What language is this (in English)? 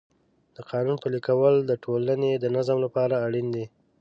Pashto